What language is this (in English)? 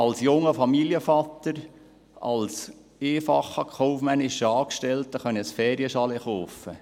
Swiss German